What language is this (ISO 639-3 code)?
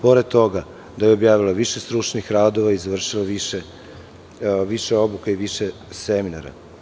srp